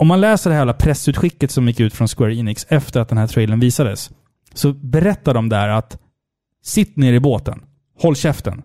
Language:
Swedish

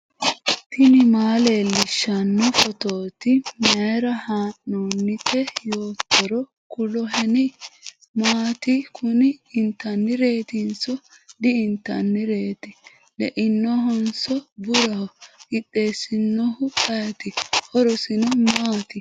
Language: Sidamo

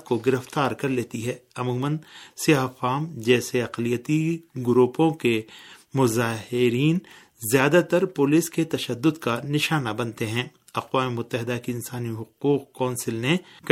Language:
Urdu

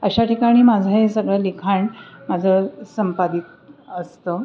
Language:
Marathi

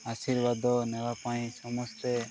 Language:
Odia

